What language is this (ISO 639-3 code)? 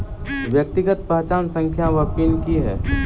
mai